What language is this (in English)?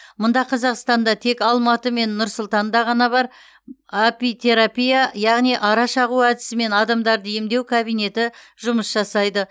Kazakh